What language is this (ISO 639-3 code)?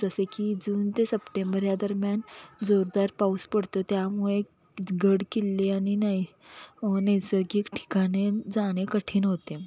mar